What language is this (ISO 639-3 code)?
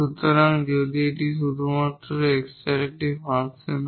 ben